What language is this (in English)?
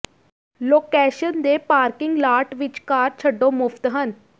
Punjabi